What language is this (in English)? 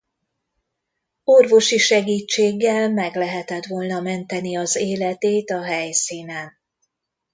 Hungarian